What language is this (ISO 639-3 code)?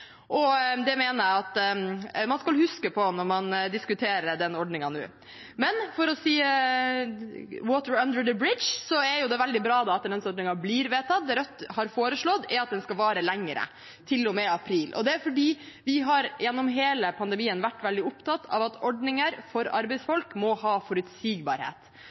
nob